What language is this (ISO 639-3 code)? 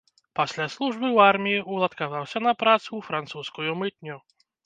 bel